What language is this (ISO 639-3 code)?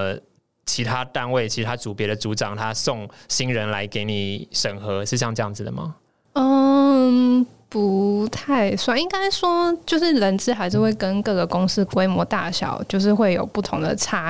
zho